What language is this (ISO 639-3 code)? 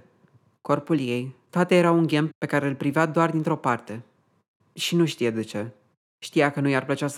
ron